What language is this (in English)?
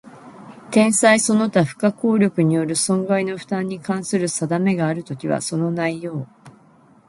Japanese